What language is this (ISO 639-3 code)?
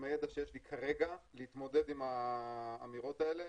heb